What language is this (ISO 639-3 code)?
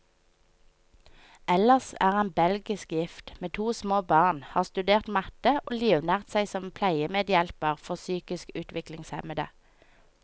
nor